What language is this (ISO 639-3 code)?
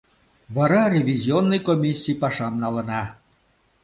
chm